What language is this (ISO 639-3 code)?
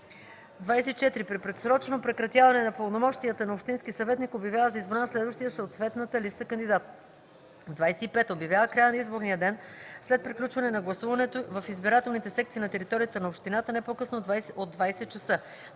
bul